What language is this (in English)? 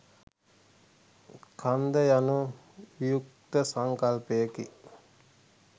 Sinhala